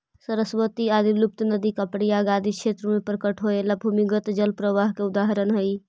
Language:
Magahi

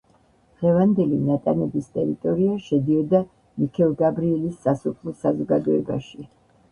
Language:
Georgian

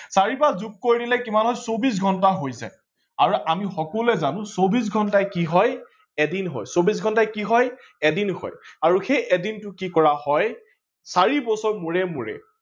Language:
Assamese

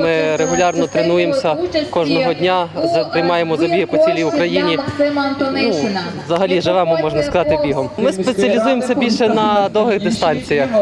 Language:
Ukrainian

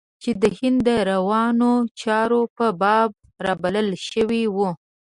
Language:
Pashto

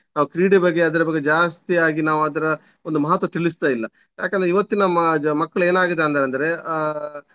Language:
Kannada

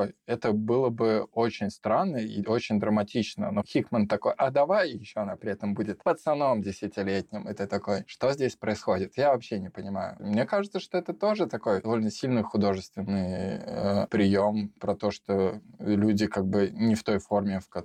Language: Russian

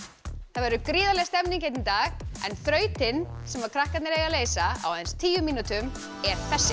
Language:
Icelandic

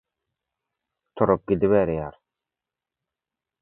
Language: Turkmen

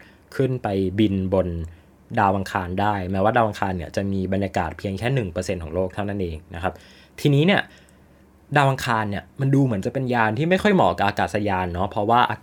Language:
Thai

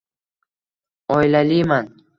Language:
Uzbek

